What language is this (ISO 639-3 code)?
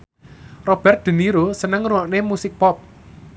jav